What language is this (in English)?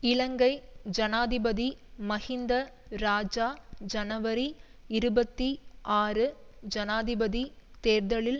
Tamil